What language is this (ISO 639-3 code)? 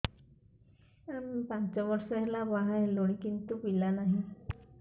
ori